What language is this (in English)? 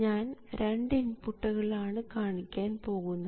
Malayalam